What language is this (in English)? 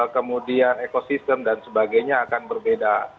Indonesian